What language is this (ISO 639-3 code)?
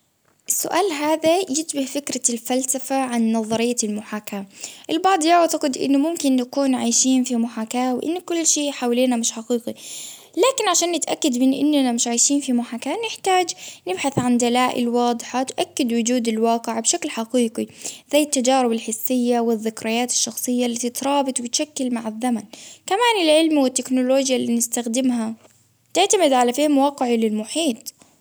abv